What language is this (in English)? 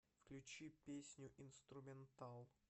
Russian